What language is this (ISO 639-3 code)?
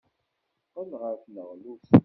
kab